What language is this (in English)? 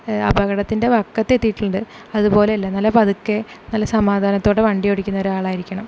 Malayalam